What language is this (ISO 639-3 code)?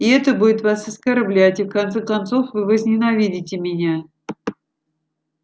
rus